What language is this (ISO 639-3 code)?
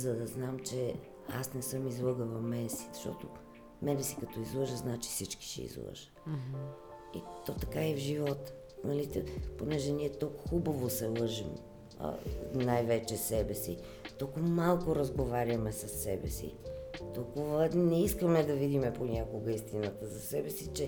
bul